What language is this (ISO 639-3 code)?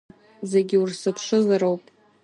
abk